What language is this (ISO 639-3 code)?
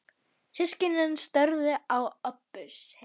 isl